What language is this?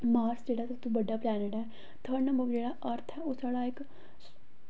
Dogri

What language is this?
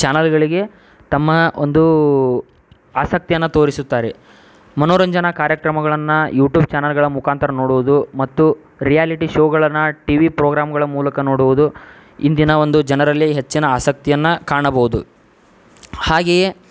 Kannada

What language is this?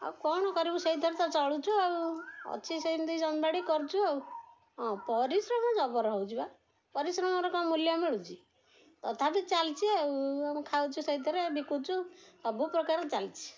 Odia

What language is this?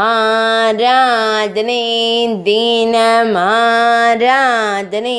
Romanian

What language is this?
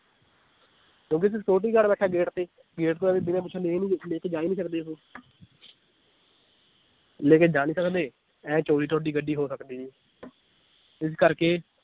Punjabi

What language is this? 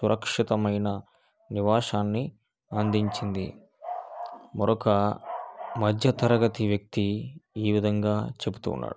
Telugu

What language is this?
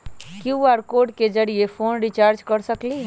Magahi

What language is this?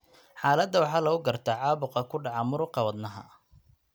Somali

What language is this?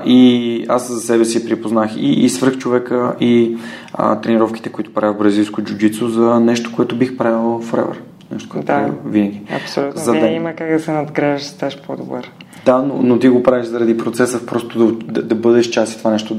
Bulgarian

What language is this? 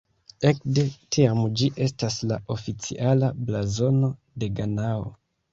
Esperanto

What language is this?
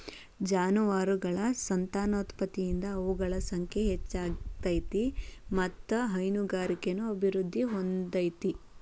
Kannada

